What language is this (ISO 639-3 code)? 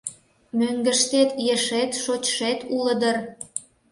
chm